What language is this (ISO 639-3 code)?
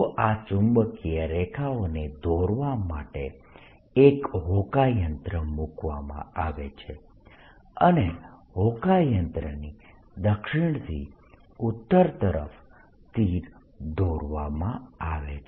guj